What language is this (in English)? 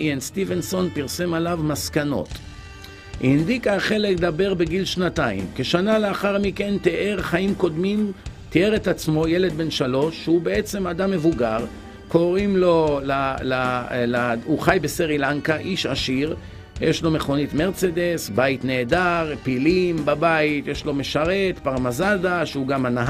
Hebrew